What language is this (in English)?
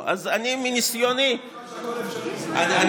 Hebrew